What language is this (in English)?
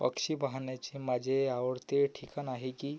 Marathi